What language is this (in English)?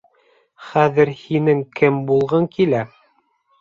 Bashkir